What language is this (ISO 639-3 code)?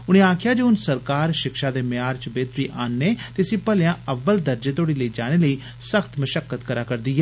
doi